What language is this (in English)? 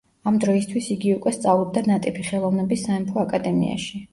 Georgian